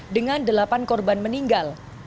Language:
Indonesian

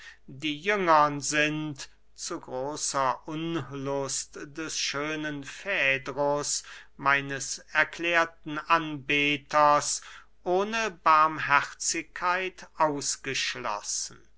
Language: German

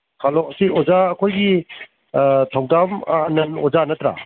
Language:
Manipuri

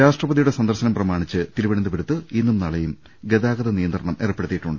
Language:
Malayalam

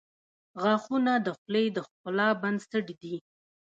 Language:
Pashto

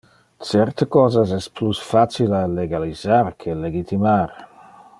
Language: Interlingua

